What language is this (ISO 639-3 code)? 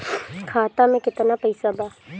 bho